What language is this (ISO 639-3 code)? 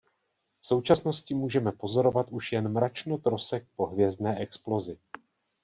ces